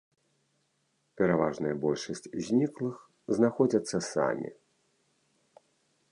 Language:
Belarusian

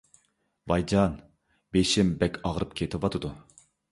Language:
Uyghur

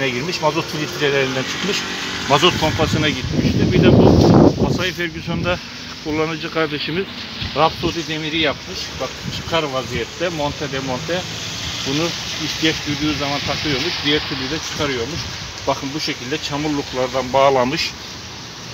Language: Turkish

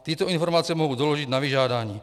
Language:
Czech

